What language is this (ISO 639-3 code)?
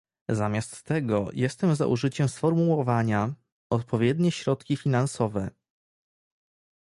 pol